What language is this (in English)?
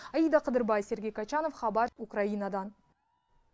Kazakh